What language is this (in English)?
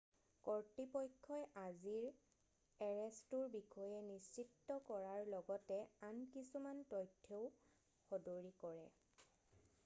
Assamese